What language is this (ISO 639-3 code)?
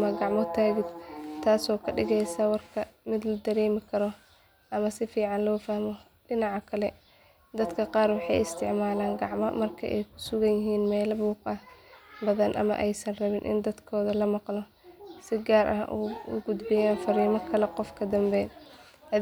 som